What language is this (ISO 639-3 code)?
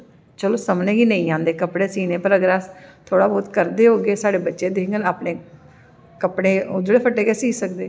doi